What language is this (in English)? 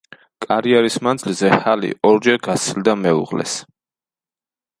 Georgian